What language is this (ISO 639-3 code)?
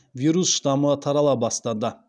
kaz